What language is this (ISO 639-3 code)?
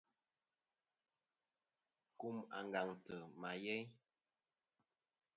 bkm